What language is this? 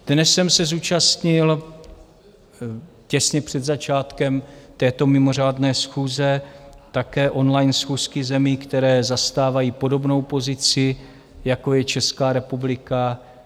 Czech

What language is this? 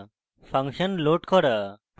Bangla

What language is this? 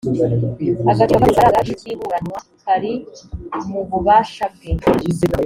Kinyarwanda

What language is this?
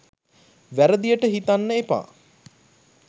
Sinhala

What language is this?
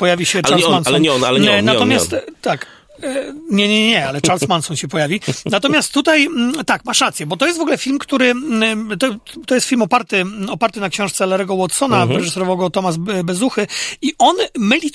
Polish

